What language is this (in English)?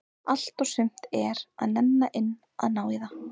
Icelandic